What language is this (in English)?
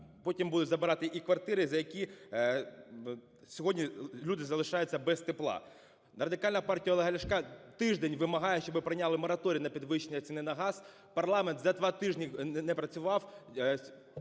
Ukrainian